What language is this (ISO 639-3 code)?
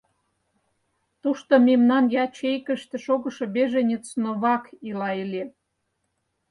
chm